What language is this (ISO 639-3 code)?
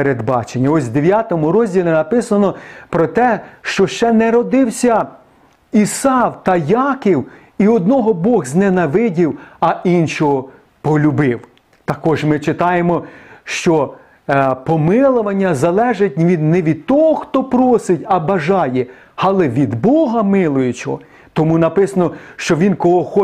ukr